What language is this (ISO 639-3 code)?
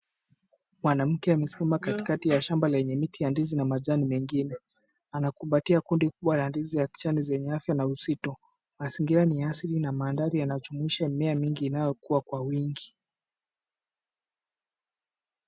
swa